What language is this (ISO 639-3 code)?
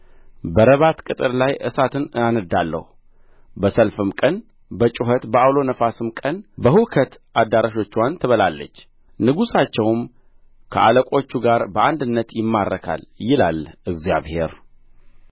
amh